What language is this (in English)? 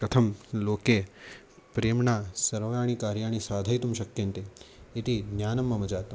Sanskrit